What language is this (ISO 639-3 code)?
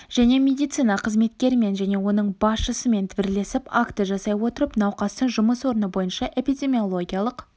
kaz